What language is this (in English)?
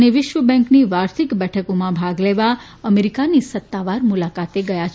Gujarati